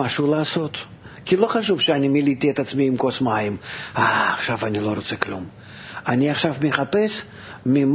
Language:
Hebrew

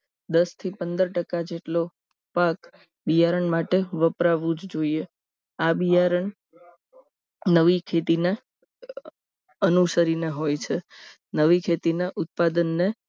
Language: Gujarati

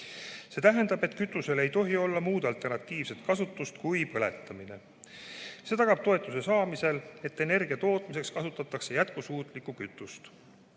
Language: Estonian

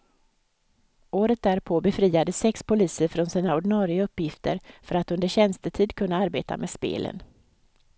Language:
Swedish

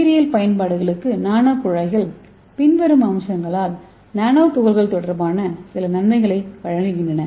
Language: Tamil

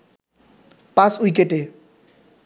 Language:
Bangla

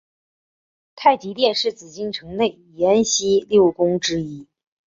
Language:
Chinese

